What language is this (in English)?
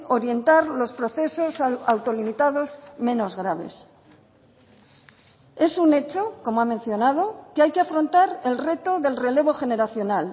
Spanish